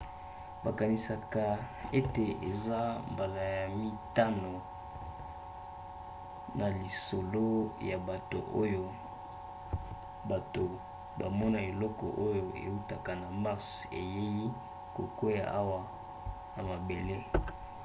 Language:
Lingala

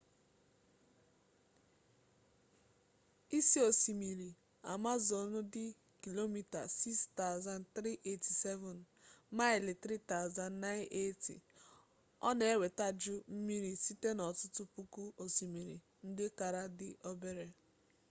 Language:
Igbo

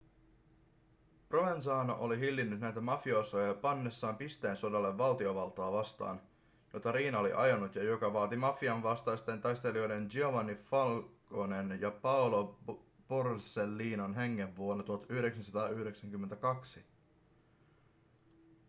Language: Finnish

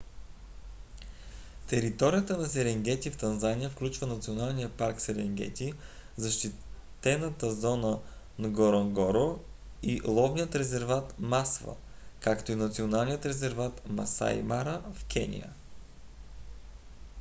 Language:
Bulgarian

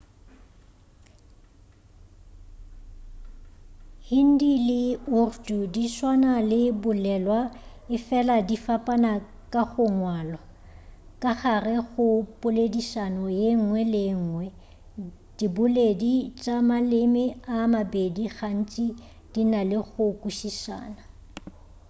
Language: Northern Sotho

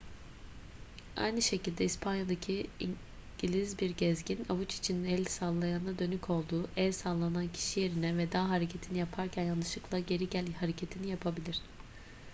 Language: Turkish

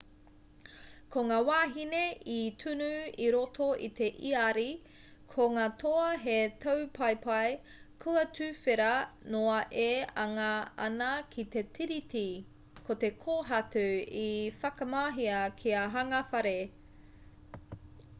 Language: Māori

